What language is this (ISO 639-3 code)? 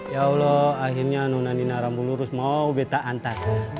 ind